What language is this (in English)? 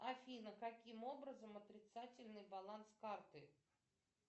Russian